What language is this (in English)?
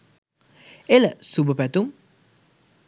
Sinhala